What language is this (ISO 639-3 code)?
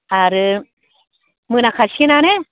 brx